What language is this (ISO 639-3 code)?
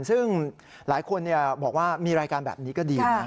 tha